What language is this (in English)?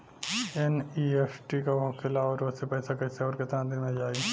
Bhojpuri